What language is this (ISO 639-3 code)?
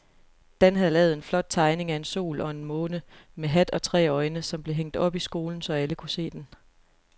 dan